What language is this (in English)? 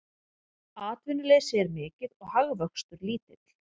Icelandic